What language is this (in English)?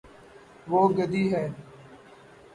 Urdu